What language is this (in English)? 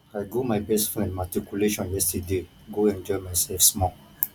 Nigerian Pidgin